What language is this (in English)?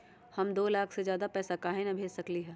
Magahi